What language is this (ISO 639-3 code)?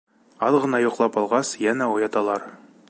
bak